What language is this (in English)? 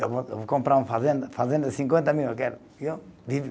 Portuguese